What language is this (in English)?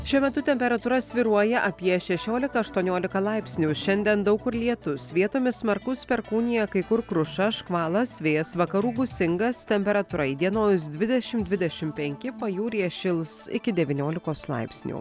Lithuanian